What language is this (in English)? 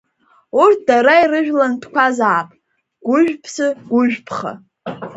Abkhazian